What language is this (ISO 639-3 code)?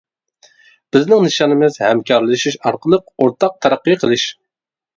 uig